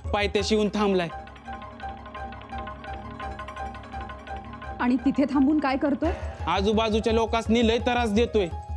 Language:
Hindi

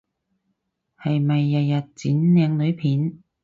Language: Cantonese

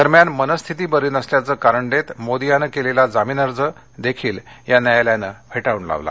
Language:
Marathi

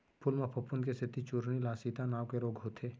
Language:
Chhattisgarhi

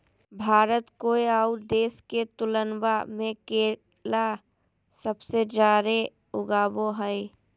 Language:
Magahi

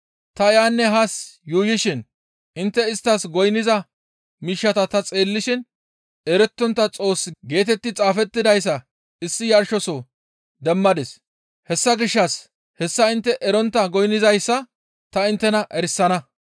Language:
Gamo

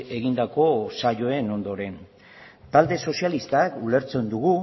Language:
Basque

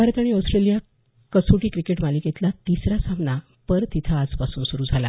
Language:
Marathi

